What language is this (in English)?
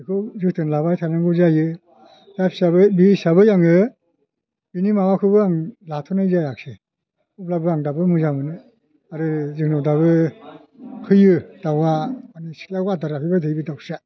Bodo